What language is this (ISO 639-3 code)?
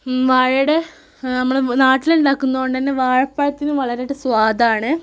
mal